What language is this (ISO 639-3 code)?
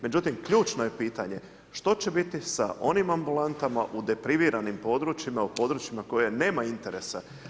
hrv